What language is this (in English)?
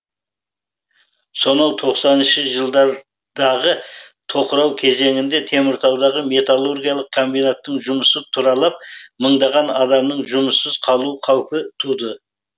Kazakh